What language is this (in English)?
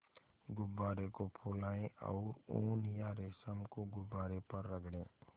Hindi